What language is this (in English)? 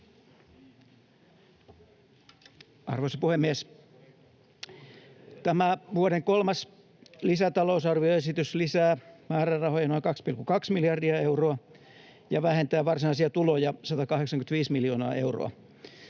Finnish